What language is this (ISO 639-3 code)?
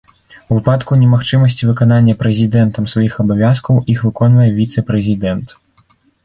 bel